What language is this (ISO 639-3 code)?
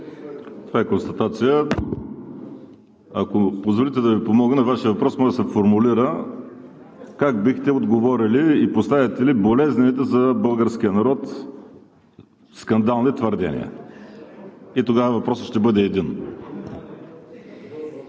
bul